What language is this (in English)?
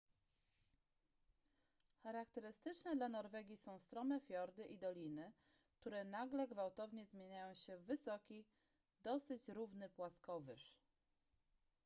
Polish